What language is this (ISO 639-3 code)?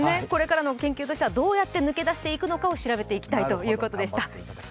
jpn